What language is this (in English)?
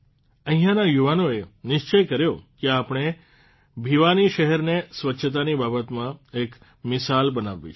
Gujarati